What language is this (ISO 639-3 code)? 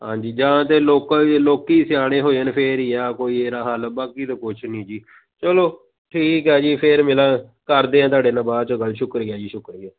pan